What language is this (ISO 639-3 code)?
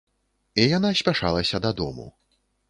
bel